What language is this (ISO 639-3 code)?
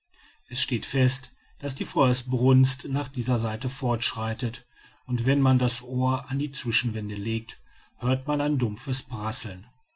deu